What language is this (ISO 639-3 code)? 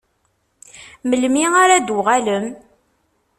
kab